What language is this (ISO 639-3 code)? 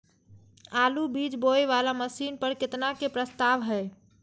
mai